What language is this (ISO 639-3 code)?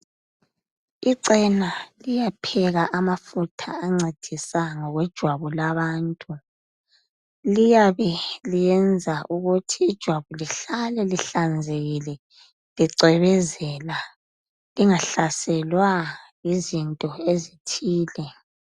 nde